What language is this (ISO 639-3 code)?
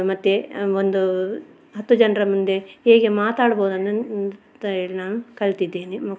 kan